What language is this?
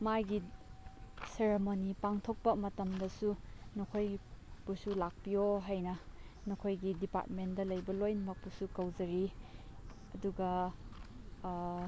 Manipuri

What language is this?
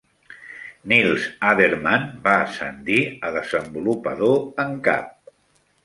Catalan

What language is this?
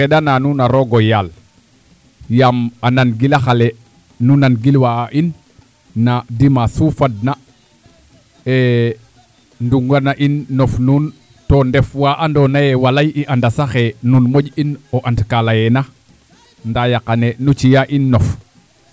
Serer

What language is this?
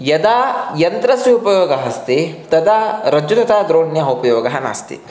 Sanskrit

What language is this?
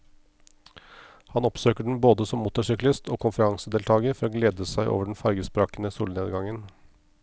Norwegian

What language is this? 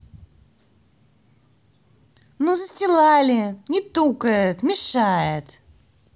Russian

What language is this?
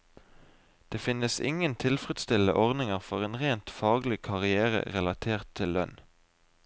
Norwegian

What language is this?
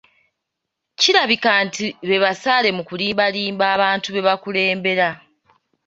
Ganda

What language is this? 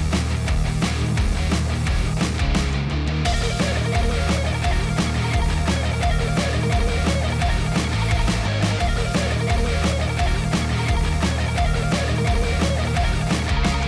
Finnish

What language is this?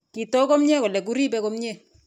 Kalenjin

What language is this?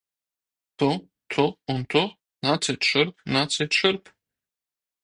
Latvian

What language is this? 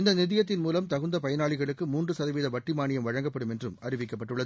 Tamil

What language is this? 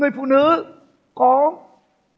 Vietnamese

